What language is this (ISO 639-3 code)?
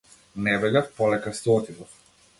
mkd